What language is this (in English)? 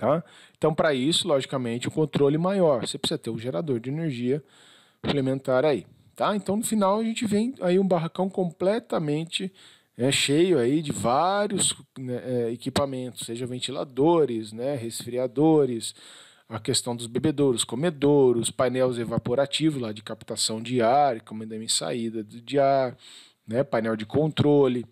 Portuguese